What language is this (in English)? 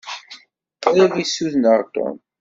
Kabyle